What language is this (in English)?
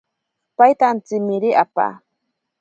Ashéninka Perené